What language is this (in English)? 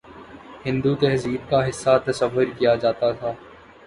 Urdu